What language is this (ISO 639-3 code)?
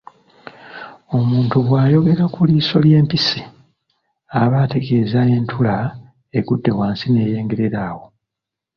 lug